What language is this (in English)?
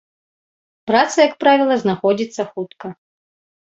Belarusian